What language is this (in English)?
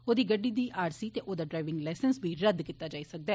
Dogri